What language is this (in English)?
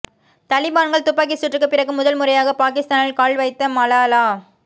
Tamil